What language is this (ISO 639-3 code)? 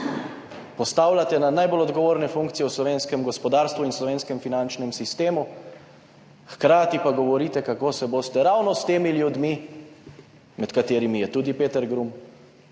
slv